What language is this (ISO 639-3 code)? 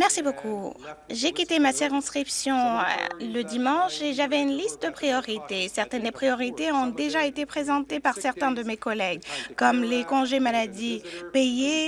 fra